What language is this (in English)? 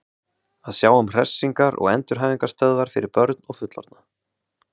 Icelandic